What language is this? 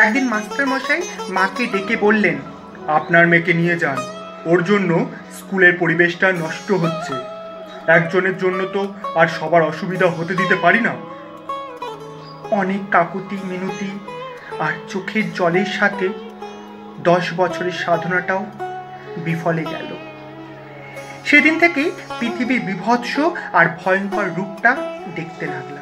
Hindi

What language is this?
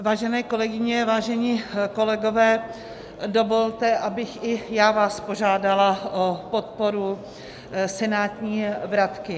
Czech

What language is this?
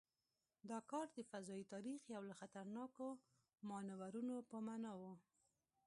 Pashto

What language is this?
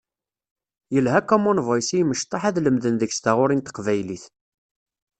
Kabyle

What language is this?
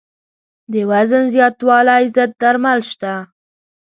Pashto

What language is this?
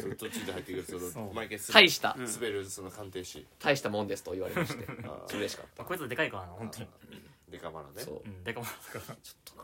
Japanese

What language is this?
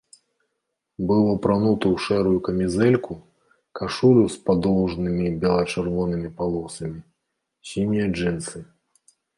Belarusian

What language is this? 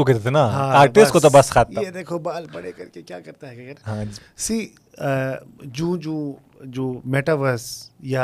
Urdu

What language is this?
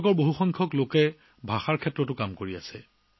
Assamese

